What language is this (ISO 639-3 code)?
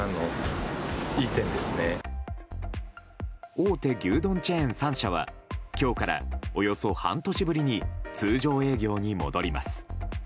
jpn